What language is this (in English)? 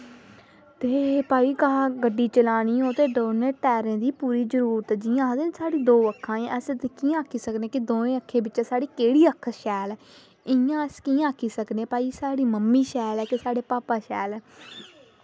Dogri